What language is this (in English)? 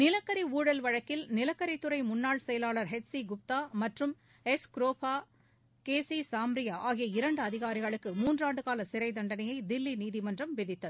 Tamil